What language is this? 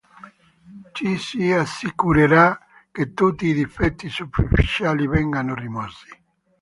Italian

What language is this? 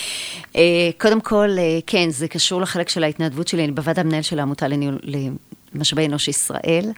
Hebrew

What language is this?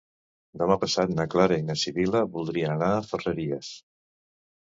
Catalan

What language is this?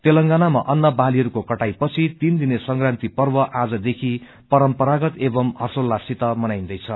Nepali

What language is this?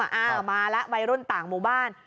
Thai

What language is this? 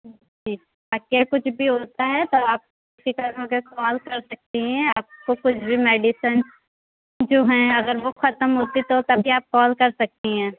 Urdu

